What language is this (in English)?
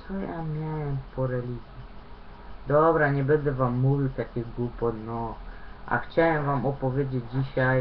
Polish